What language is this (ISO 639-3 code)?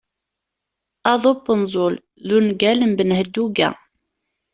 kab